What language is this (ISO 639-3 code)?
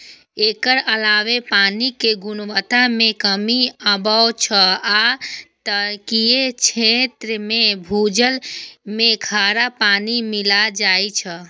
mai